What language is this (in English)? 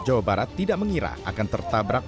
Indonesian